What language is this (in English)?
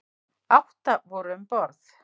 Icelandic